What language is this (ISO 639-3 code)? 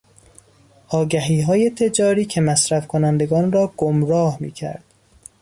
fas